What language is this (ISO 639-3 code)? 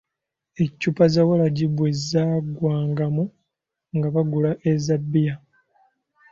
lug